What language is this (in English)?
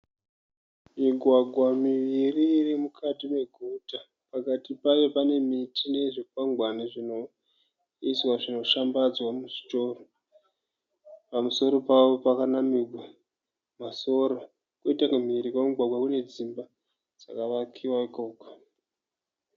Shona